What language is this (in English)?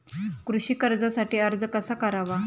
Marathi